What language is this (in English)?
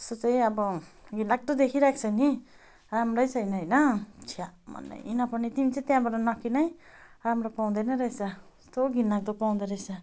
Nepali